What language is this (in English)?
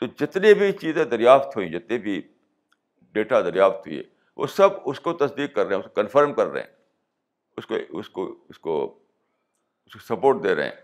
Urdu